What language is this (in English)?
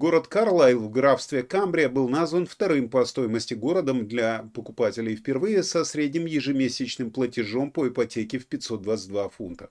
Russian